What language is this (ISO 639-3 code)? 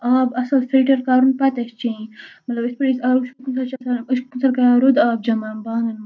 kas